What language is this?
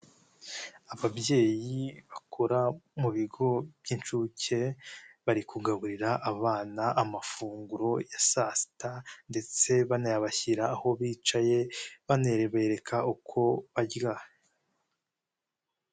Kinyarwanda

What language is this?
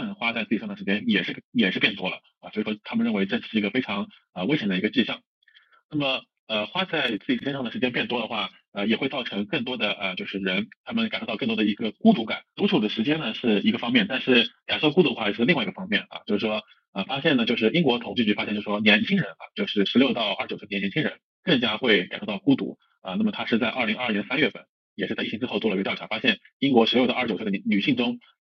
Chinese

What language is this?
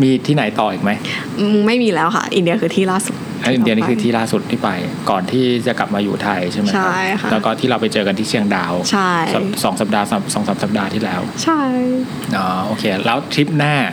Thai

